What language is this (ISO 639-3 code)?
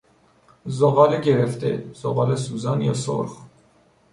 fas